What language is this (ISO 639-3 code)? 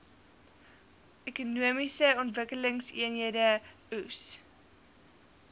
afr